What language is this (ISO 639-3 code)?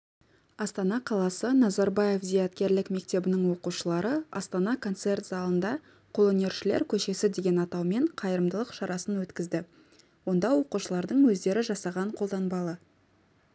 kaz